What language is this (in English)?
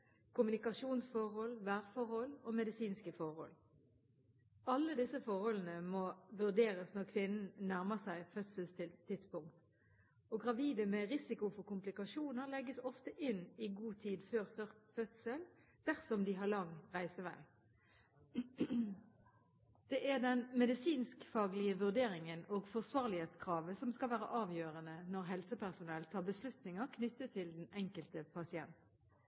Norwegian Bokmål